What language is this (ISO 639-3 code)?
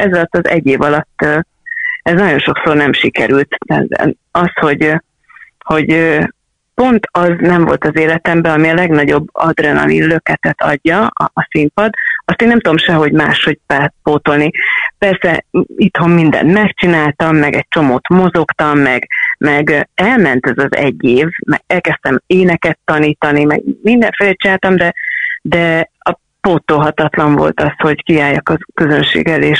hun